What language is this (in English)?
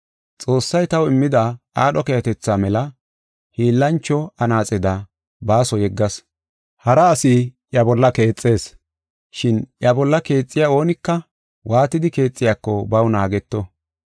Gofa